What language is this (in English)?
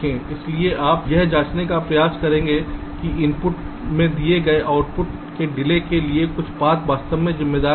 Hindi